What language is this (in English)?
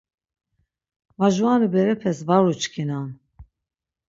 Laz